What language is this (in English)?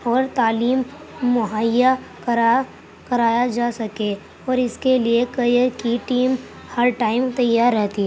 Urdu